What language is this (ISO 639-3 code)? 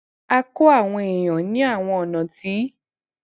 yor